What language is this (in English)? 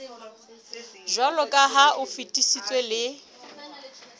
Southern Sotho